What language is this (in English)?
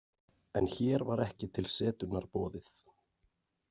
Icelandic